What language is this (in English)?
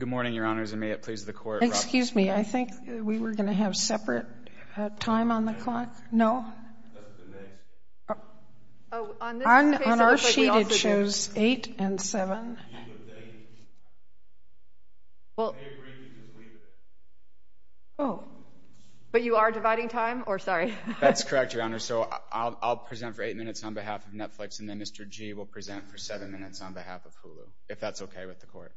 English